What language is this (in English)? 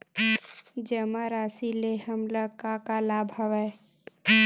Chhattisgarhi